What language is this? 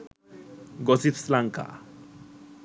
Sinhala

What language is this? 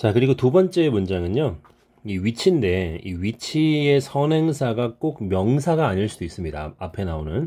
Korean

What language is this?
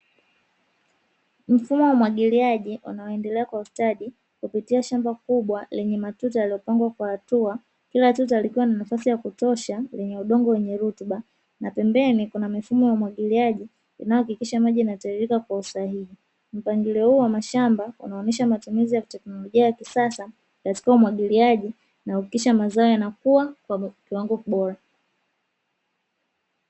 Swahili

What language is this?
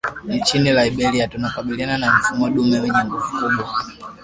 Swahili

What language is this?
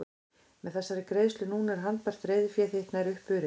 Icelandic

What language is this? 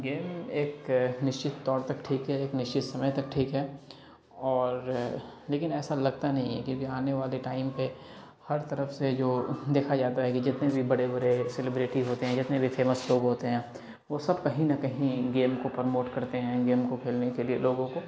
Urdu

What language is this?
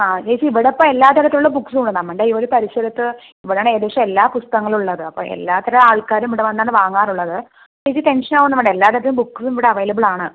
Malayalam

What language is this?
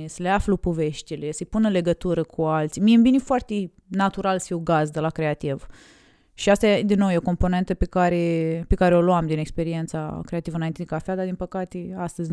Romanian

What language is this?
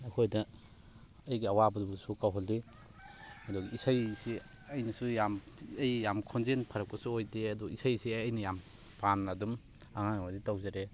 Manipuri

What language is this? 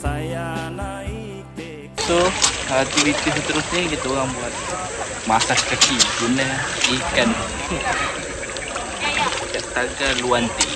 Malay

